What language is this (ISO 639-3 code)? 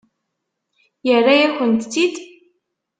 kab